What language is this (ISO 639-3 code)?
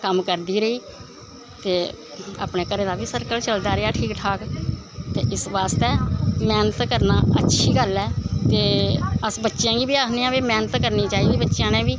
doi